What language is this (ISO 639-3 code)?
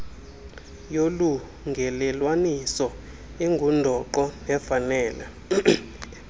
xho